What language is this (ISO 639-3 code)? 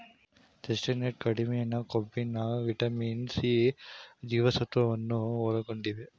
kan